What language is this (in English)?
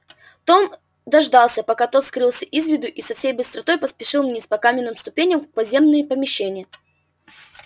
Russian